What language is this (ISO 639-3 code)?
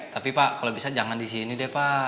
ind